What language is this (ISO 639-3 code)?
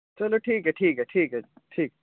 doi